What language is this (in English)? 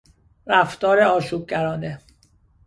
Persian